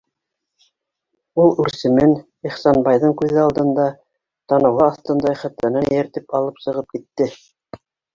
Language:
Bashkir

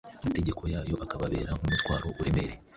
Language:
Kinyarwanda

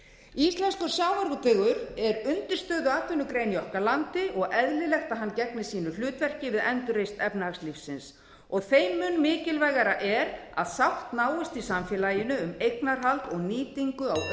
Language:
Icelandic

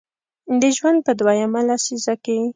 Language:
Pashto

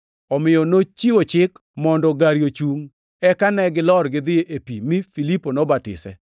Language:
Luo (Kenya and Tanzania)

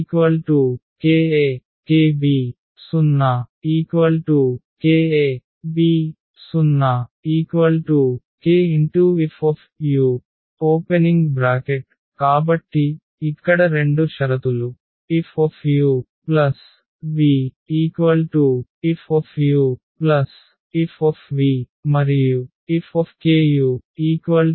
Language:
Telugu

